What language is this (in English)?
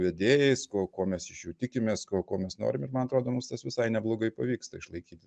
Lithuanian